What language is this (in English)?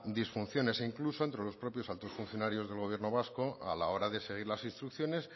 Spanish